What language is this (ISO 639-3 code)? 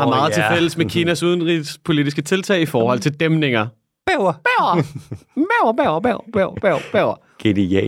dan